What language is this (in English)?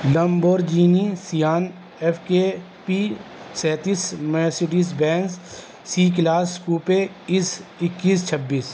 Urdu